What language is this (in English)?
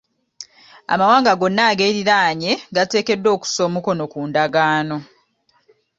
Ganda